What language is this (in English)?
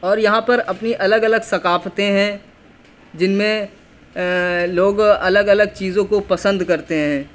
Urdu